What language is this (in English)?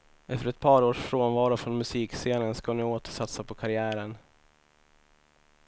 Swedish